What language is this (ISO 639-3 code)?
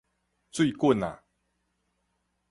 nan